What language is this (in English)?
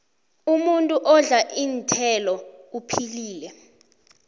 South Ndebele